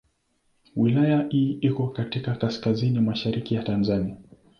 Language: Swahili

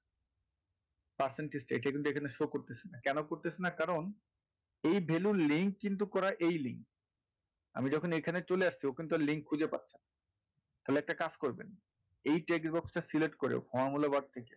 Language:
Bangla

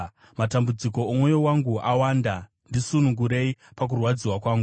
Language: Shona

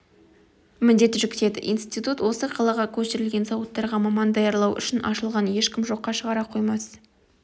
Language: Kazakh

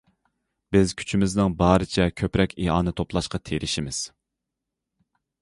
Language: Uyghur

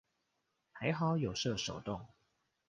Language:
Chinese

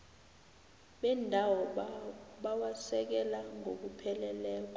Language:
South Ndebele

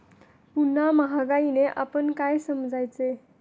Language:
Marathi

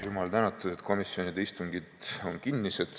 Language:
Estonian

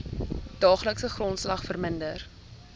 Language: Afrikaans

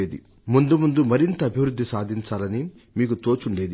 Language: Telugu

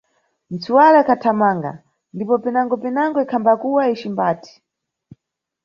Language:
Nyungwe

